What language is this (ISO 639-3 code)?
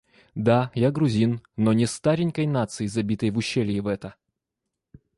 rus